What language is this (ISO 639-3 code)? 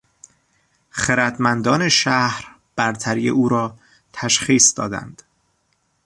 fas